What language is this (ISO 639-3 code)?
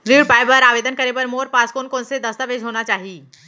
hne